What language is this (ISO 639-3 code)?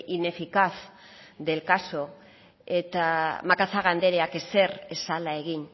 eus